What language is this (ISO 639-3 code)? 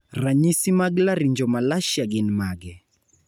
luo